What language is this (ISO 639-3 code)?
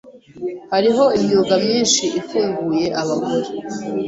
kin